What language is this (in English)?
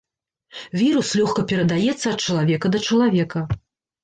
Belarusian